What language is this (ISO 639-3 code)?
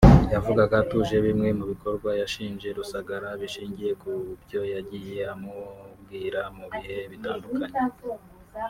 kin